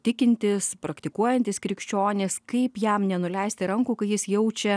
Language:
Lithuanian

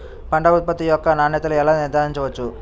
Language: Telugu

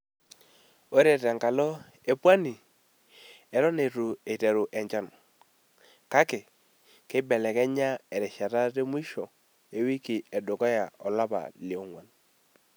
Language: Masai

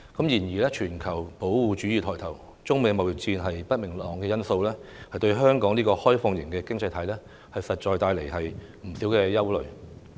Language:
Cantonese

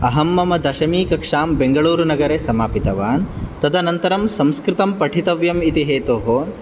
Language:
Sanskrit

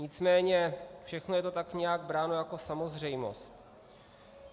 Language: Czech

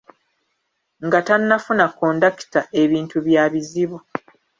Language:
Ganda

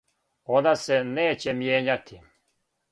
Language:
Serbian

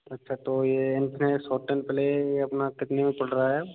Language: Hindi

